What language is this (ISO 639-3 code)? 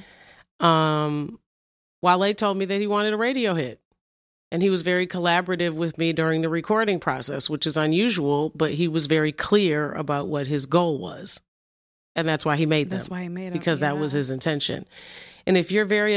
eng